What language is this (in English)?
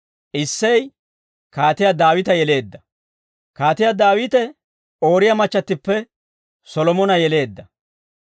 Dawro